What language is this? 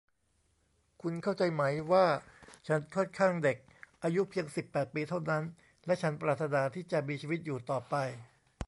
Thai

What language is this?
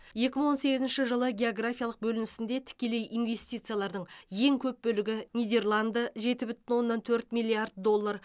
Kazakh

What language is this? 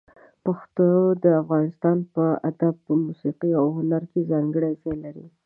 Pashto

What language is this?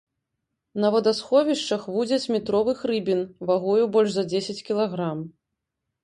Belarusian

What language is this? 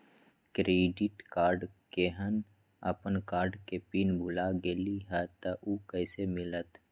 Magahi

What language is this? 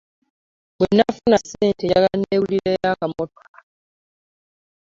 Ganda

